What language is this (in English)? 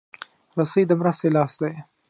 Pashto